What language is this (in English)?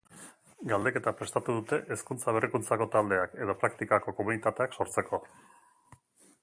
Basque